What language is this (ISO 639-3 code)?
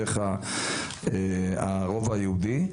heb